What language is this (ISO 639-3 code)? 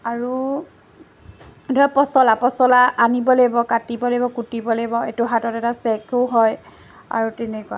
asm